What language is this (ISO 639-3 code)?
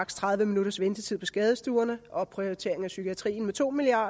dan